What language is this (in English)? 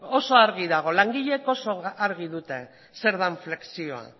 Basque